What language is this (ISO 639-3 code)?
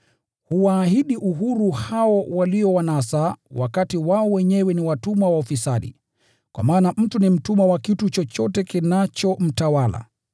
swa